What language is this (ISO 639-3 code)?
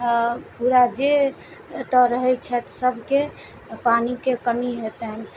mai